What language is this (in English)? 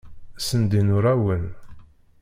Kabyle